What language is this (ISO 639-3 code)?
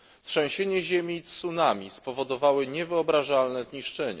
pol